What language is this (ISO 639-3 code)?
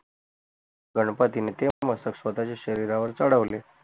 mar